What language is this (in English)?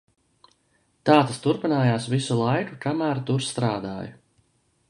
Latvian